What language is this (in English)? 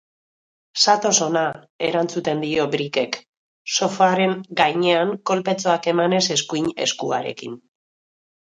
Basque